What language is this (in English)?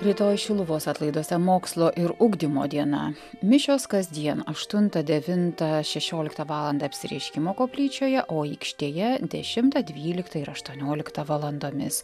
Lithuanian